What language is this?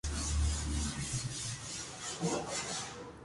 Spanish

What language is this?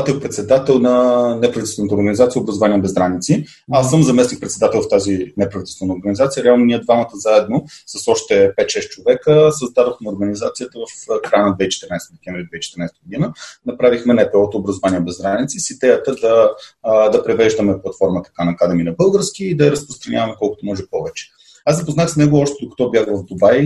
Bulgarian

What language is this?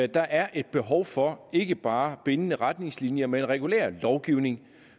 Danish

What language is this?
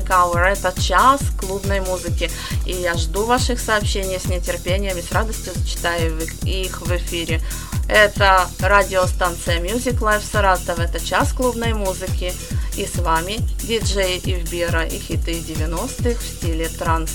Russian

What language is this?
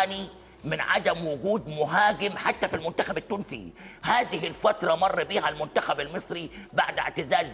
Arabic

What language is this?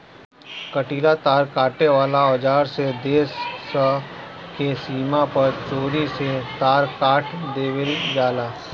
Bhojpuri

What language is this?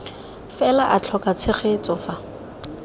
Tswana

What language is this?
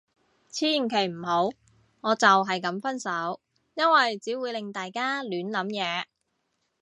Cantonese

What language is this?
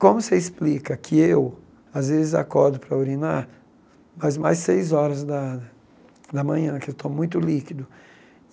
Portuguese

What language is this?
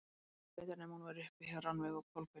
Icelandic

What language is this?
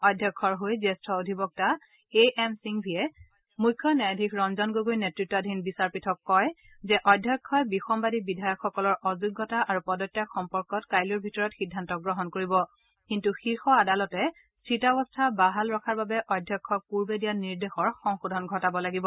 Assamese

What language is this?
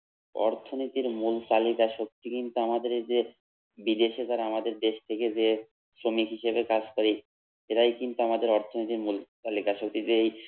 Bangla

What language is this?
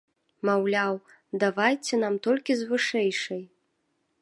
Belarusian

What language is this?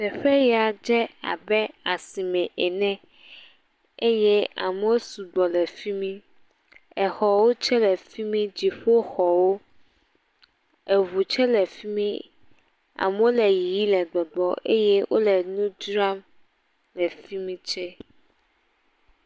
Ewe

